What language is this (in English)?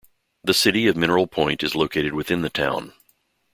English